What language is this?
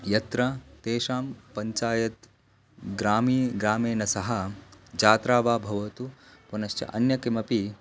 Sanskrit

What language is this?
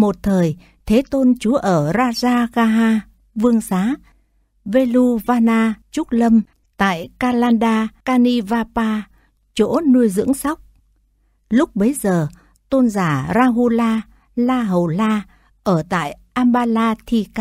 Vietnamese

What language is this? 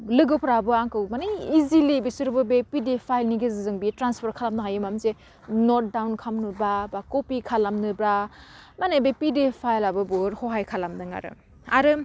Bodo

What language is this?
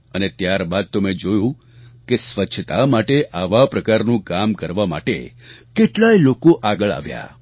Gujarati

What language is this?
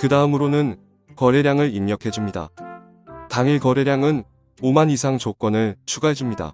Korean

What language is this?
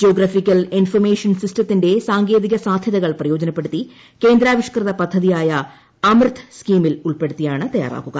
Malayalam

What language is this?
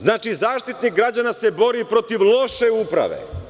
Serbian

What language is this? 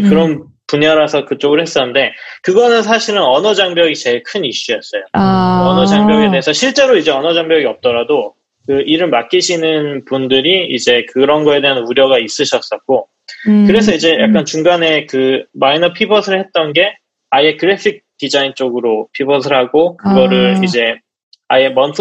Korean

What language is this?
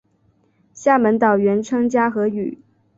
Chinese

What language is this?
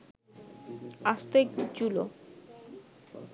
Bangla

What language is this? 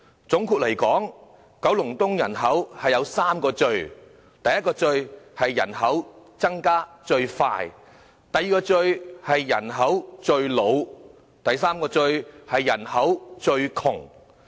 Cantonese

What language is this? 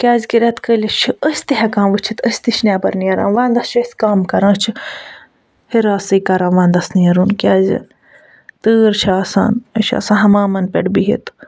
Kashmiri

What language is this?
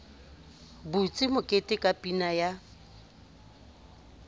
Southern Sotho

